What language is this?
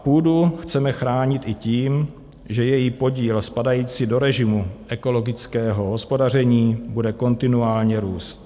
Czech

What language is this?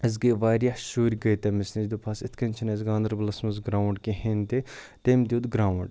Kashmiri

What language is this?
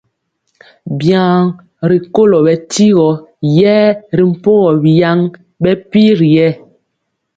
Mpiemo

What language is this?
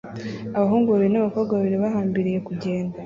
Kinyarwanda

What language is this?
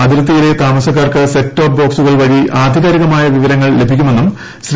Malayalam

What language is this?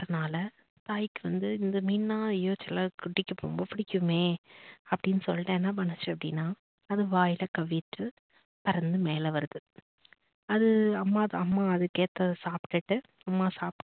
Tamil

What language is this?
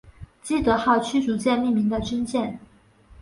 Chinese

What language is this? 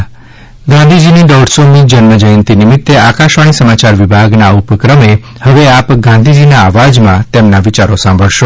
Gujarati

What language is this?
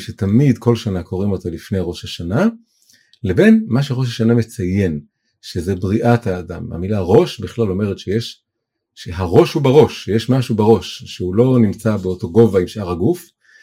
Hebrew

